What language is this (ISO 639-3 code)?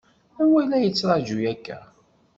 kab